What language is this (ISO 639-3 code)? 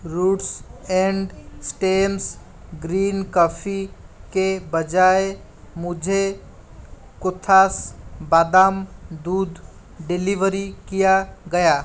hin